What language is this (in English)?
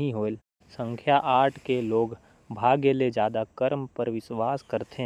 Korwa